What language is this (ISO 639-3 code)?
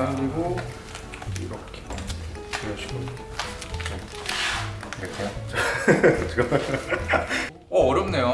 kor